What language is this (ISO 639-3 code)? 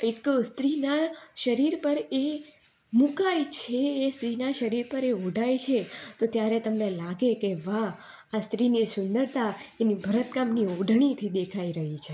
guj